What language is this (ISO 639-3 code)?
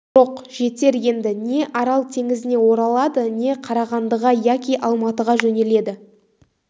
kaz